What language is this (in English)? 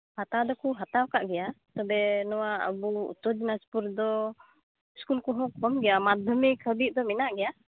Santali